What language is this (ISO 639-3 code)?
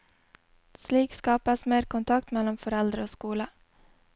nor